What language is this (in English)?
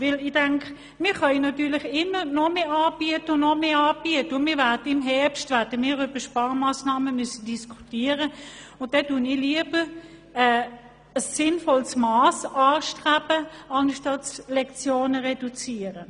Swiss German